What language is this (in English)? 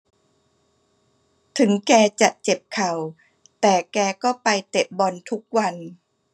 Thai